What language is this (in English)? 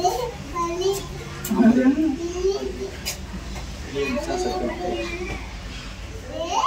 Tamil